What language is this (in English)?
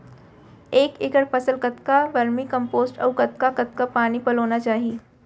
Chhattisgarhi